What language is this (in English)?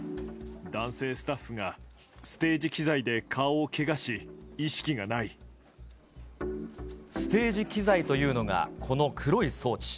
Japanese